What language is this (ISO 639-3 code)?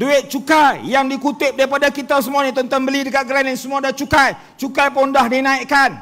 msa